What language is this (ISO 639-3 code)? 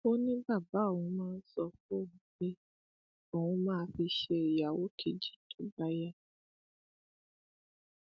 yor